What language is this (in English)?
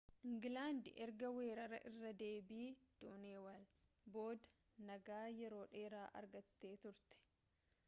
Oromo